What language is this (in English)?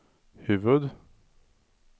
Swedish